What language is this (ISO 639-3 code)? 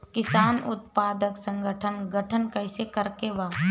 bho